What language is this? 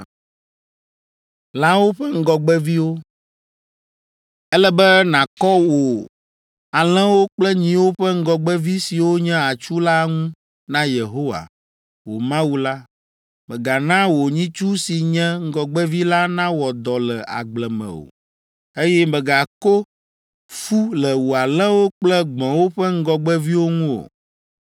Ewe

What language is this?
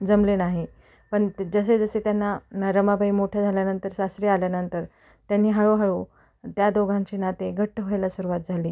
Marathi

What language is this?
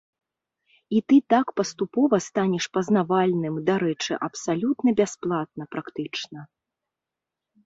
Belarusian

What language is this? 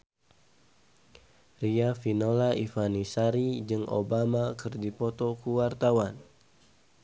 Sundanese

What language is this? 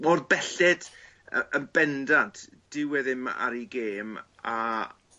Welsh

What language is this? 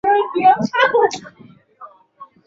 Swahili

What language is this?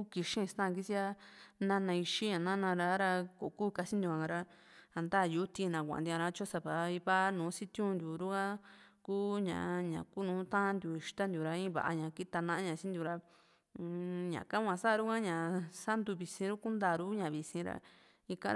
Juxtlahuaca Mixtec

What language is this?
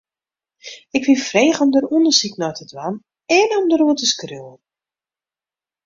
Western Frisian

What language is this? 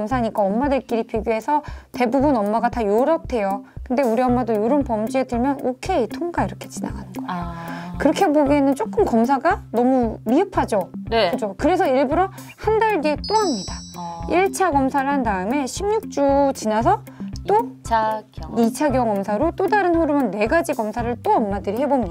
Korean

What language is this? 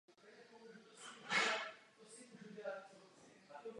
Czech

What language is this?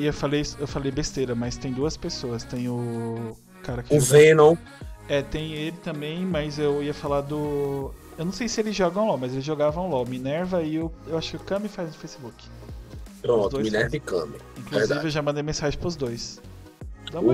Portuguese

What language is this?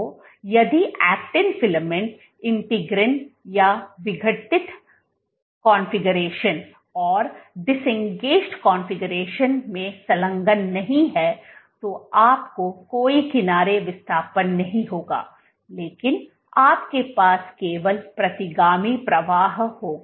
Hindi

